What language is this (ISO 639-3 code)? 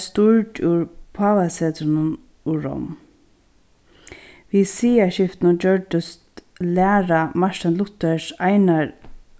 fao